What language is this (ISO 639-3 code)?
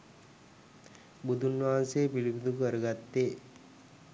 sin